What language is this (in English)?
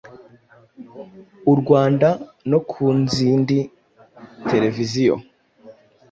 Kinyarwanda